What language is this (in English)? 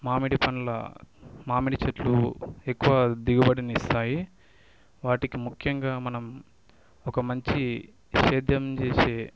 Telugu